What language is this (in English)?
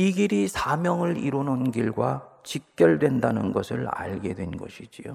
Korean